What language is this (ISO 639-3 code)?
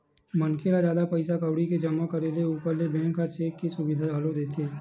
hne